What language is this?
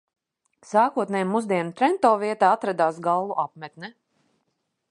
Latvian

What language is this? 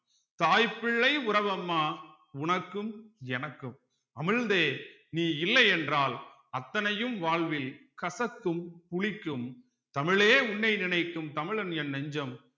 Tamil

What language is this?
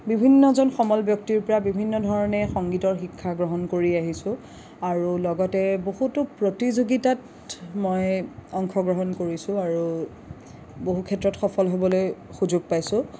Assamese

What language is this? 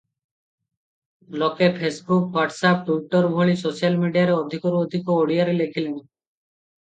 Odia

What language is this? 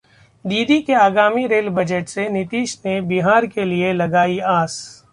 Hindi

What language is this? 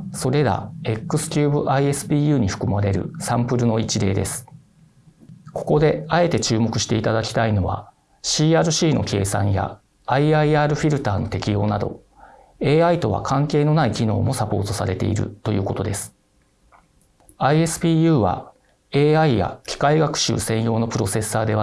Japanese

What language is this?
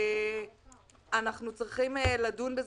Hebrew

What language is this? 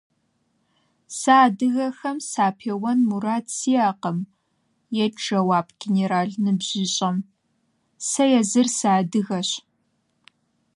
Kabardian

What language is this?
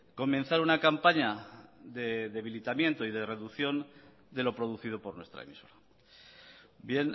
Spanish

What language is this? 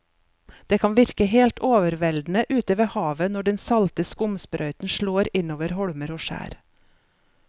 Norwegian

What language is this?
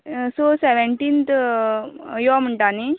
Konkani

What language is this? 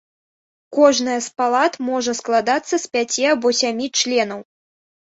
Belarusian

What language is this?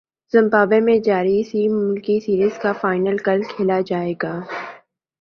Urdu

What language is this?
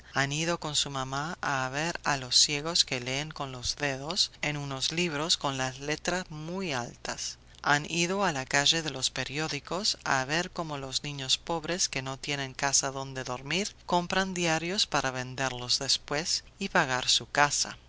Spanish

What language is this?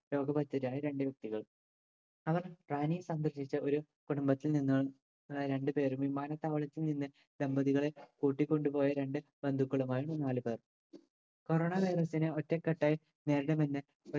Malayalam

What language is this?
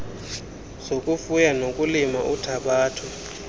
Xhosa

